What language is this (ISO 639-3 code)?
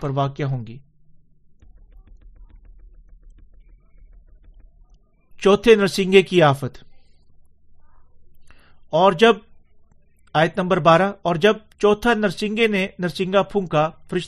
urd